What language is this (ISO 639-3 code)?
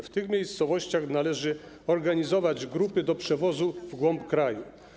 pol